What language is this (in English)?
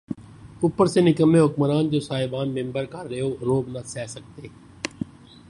Urdu